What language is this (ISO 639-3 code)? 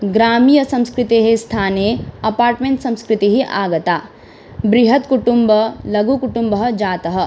san